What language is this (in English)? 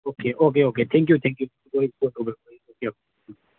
Manipuri